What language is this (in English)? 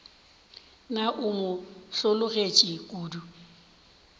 Northern Sotho